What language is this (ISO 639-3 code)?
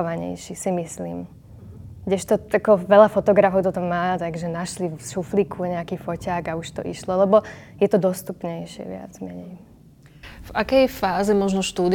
slk